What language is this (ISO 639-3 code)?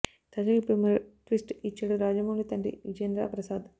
tel